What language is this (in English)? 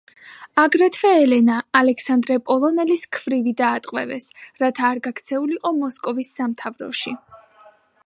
Georgian